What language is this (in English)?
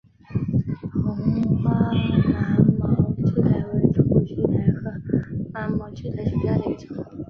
Chinese